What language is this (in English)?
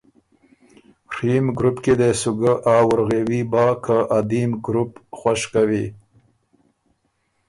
Ormuri